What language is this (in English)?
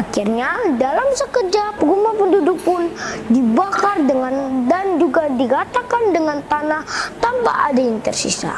Indonesian